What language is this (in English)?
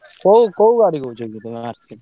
Odia